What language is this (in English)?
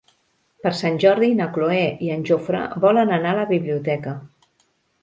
Catalan